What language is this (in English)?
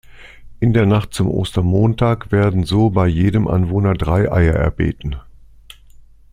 German